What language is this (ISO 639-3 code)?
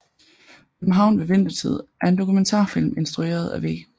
dan